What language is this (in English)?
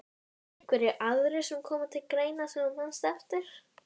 Icelandic